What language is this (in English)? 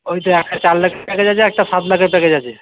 Bangla